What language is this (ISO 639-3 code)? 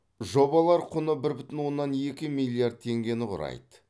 kaz